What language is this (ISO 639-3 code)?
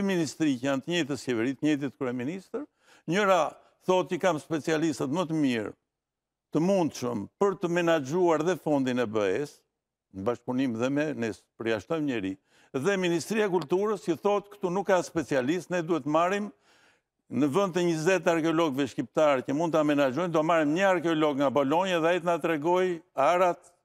ron